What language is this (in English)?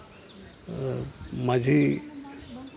Santali